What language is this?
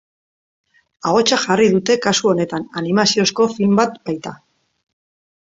Basque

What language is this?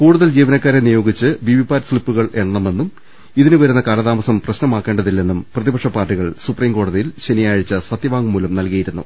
Malayalam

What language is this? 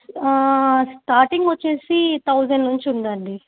Telugu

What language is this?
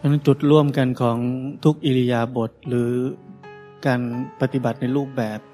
Thai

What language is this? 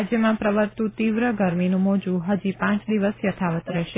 Gujarati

